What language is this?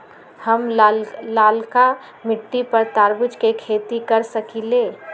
Magahi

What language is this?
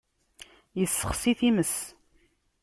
Kabyle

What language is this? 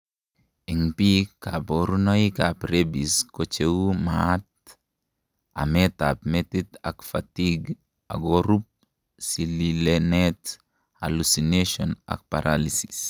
Kalenjin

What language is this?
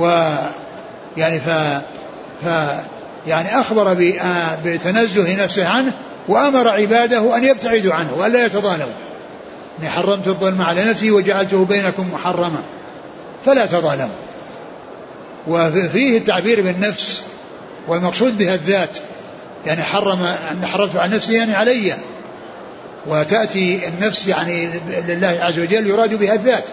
Arabic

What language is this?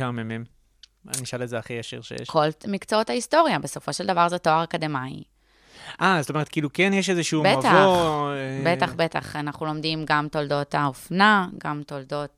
Hebrew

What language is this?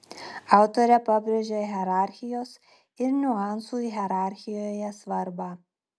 Lithuanian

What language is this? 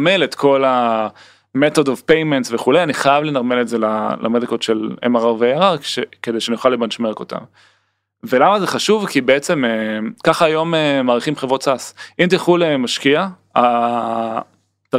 Hebrew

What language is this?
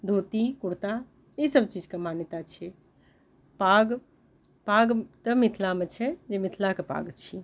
Maithili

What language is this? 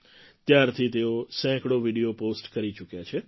Gujarati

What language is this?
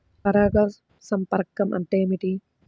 Telugu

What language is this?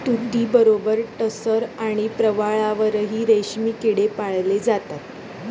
Marathi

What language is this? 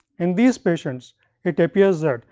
English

